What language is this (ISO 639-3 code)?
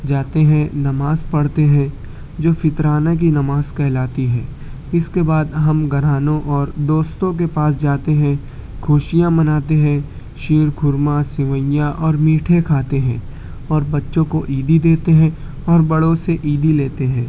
urd